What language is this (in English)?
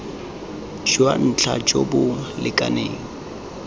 Tswana